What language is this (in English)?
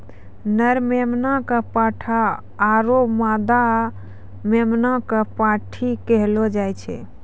Maithili